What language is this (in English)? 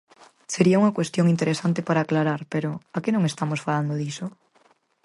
Galician